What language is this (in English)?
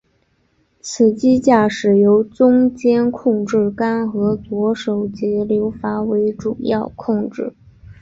Chinese